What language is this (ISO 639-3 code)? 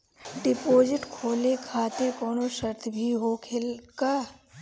bho